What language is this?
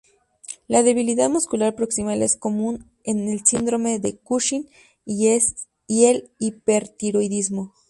Spanish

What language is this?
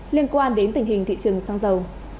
Vietnamese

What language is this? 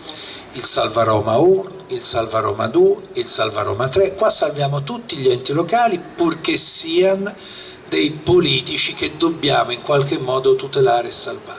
Italian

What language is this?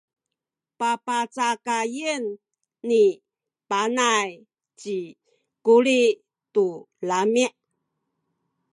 Sakizaya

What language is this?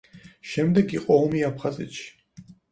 Georgian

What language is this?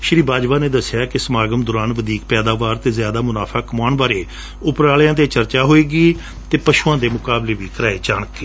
Punjabi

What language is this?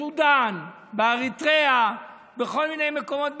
Hebrew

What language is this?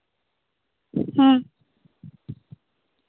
Santali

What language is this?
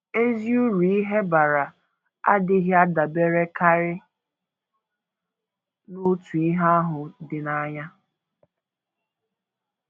Igbo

